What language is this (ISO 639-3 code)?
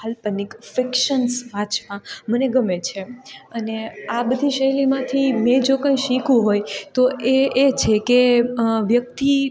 guj